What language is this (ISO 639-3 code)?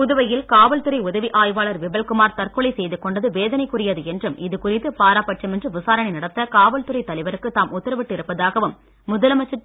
tam